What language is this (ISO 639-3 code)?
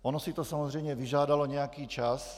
ces